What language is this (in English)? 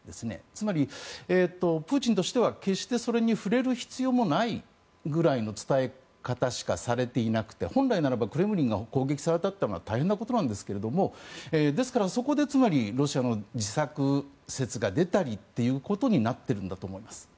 Japanese